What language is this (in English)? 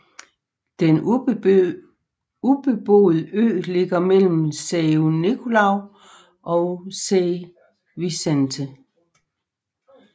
Danish